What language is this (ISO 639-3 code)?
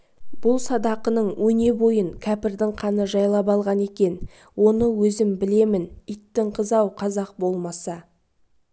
kaz